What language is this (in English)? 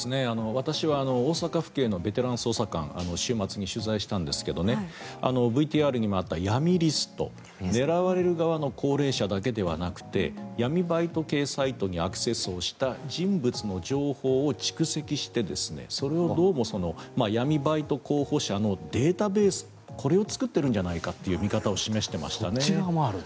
Japanese